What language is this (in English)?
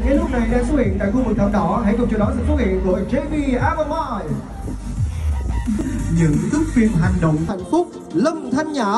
Vietnamese